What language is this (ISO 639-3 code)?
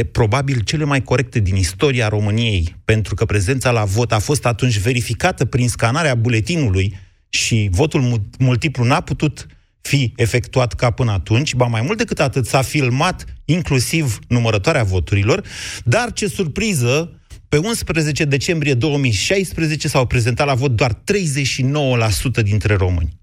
ron